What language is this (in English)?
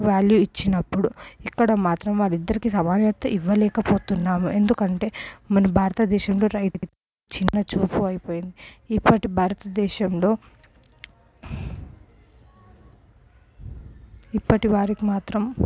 Telugu